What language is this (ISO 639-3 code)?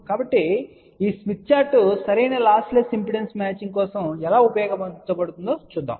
tel